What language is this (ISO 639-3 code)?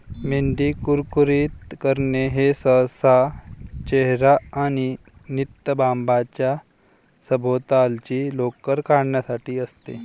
mar